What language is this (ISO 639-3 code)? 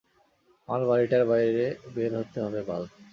ben